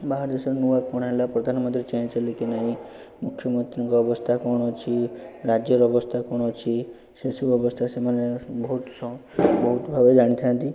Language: Odia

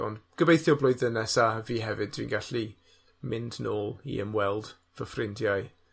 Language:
Welsh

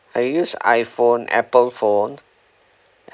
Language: English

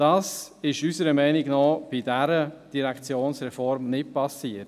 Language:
Swiss German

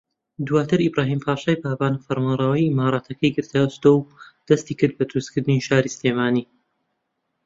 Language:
Central Kurdish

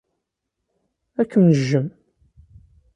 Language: Kabyle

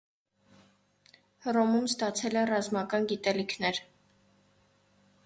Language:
Armenian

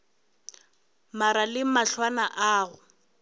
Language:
Northern Sotho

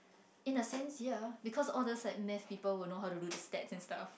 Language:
English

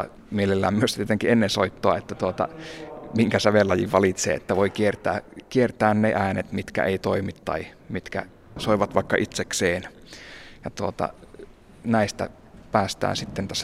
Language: Finnish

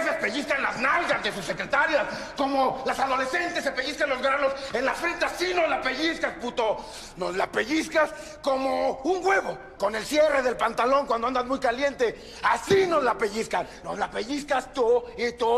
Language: Spanish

